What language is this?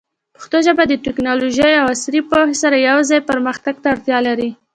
Pashto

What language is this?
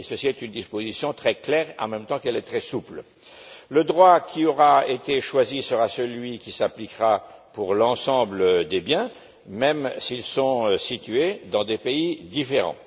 French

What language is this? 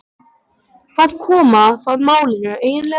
Icelandic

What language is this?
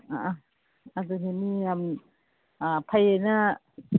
Manipuri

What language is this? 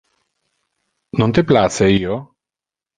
Interlingua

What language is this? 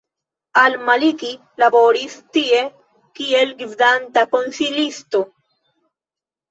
Esperanto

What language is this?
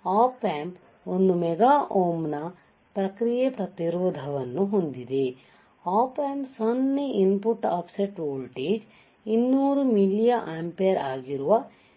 Kannada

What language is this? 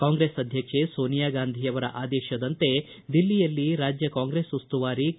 Kannada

